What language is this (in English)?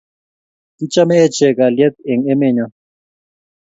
Kalenjin